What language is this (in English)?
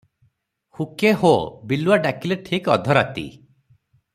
Odia